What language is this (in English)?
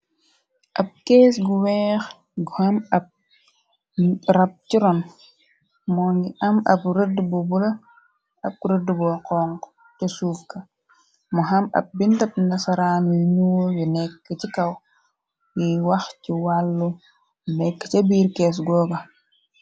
Wolof